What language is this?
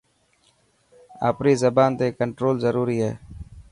Dhatki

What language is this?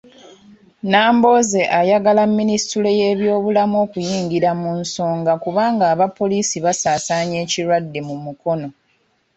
Ganda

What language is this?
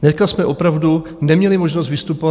Czech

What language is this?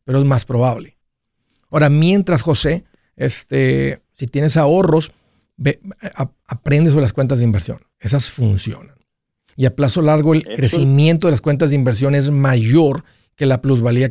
Spanish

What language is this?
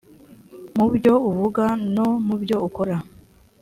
Kinyarwanda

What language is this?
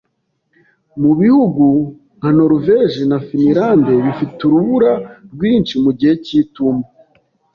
Kinyarwanda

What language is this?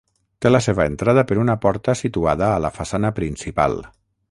Catalan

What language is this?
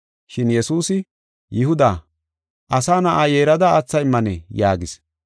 Gofa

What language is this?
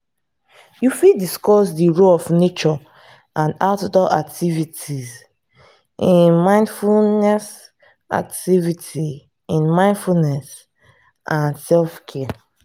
Nigerian Pidgin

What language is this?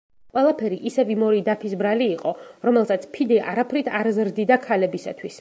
Georgian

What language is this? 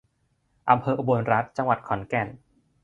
Thai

